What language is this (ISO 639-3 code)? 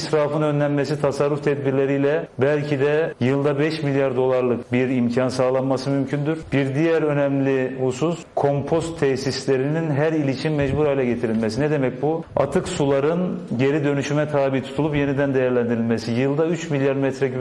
tur